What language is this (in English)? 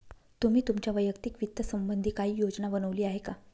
Marathi